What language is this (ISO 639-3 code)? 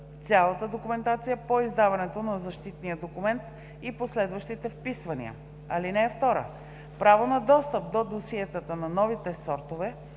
bul